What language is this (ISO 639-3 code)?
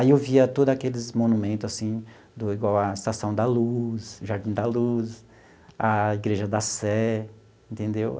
por